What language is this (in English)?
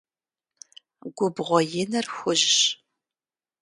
Kabardian